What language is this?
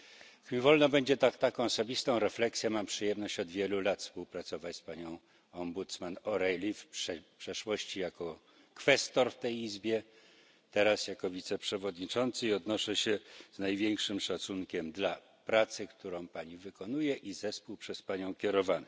Polish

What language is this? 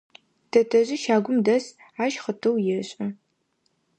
Adyghe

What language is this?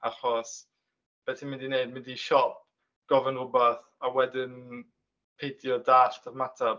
Welsh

